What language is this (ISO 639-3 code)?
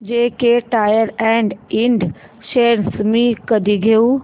mar